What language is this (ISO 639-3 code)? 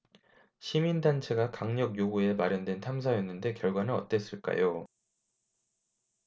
kor